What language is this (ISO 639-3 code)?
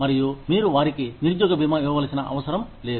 tel